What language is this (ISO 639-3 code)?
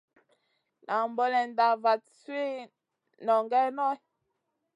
mcn